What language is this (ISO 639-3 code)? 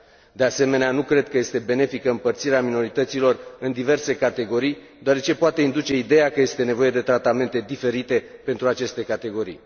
ron